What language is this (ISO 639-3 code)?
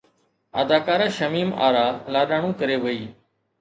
snd